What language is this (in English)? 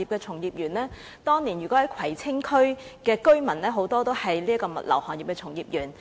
Cantonese